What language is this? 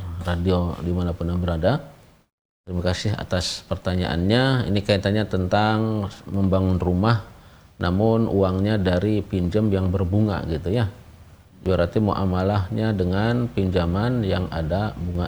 Indonesian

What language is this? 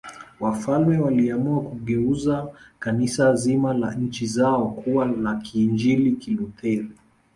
Swahili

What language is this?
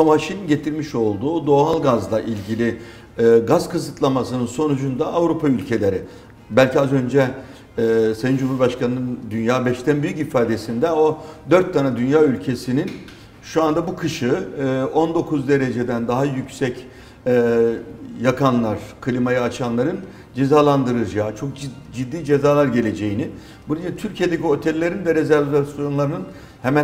Turkish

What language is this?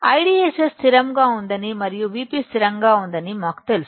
Telugu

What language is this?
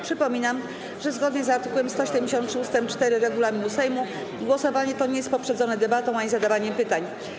Polish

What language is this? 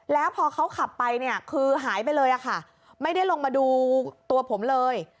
Thai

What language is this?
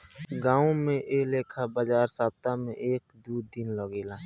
Bhojpuri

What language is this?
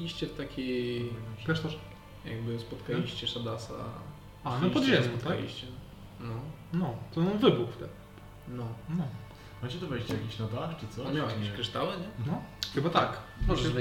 Polish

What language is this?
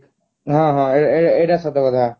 Odia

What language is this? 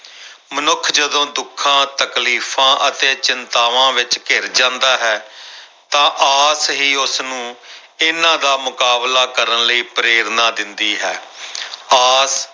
Punjabi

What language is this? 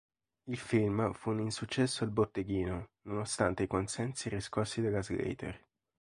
Italian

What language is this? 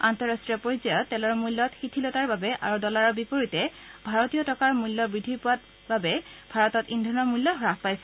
Assamese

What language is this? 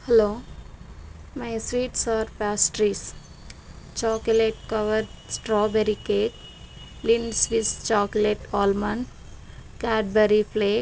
Telugu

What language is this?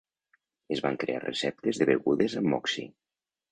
Catalan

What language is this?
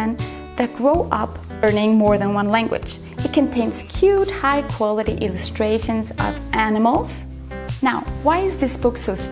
English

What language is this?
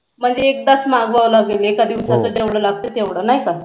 Marathi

